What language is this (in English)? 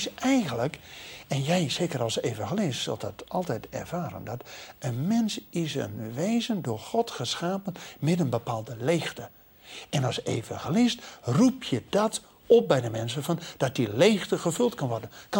Dutch